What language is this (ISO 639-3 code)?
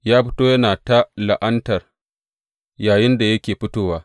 hau